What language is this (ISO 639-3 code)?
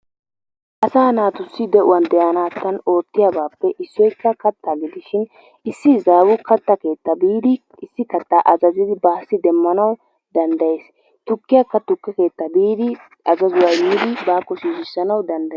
wal